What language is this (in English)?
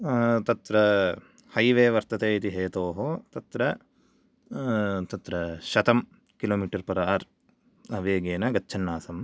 Sanskrit